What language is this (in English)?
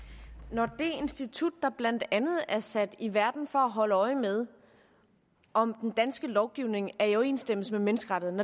Danish